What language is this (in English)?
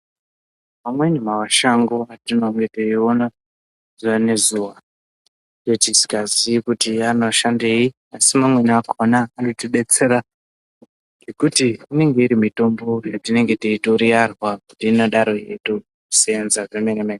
Ndau